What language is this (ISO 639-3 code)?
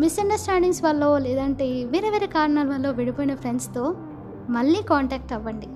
tel